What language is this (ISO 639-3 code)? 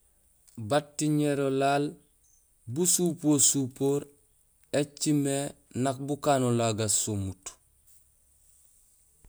gsl